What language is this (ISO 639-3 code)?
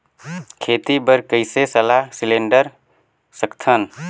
hne